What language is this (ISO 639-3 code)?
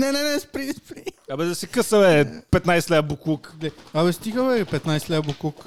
bul